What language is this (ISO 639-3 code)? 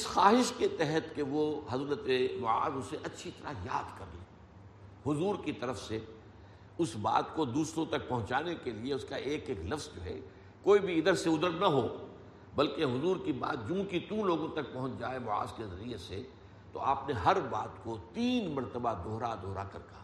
urd